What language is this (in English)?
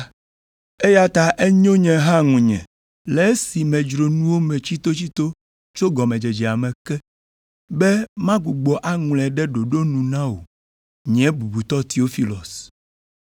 Ewe